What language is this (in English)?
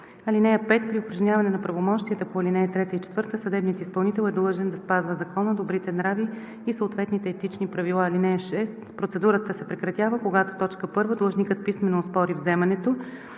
Bulgarian